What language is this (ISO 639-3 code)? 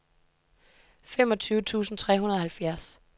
dan